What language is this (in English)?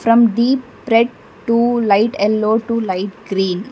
English